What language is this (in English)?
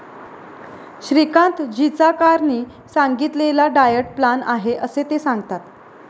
Marathi